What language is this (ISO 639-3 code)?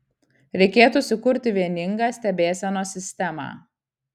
lit